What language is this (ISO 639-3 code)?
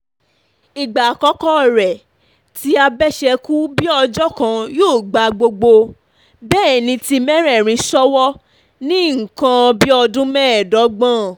yor